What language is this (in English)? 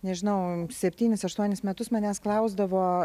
Lithuanian